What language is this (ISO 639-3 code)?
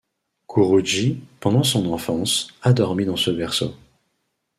fra